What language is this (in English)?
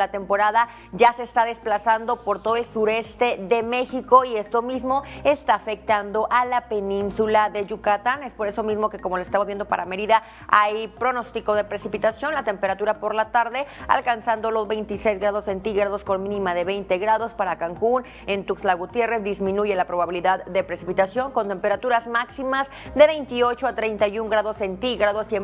Spanish